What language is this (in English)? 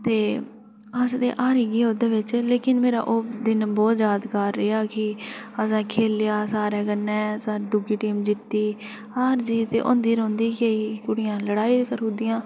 Dogri